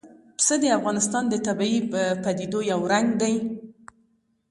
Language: Pashto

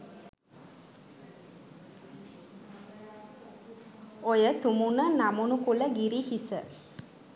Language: Sinhala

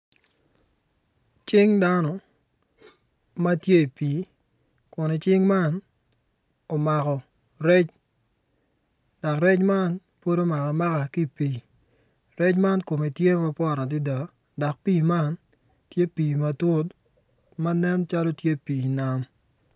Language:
Acoli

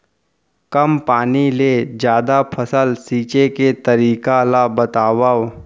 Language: Chhattisgarhi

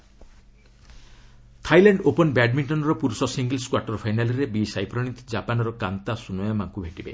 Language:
Odia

